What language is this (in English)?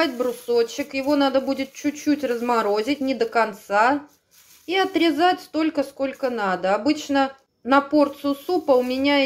Russian